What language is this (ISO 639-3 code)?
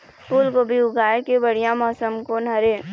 hne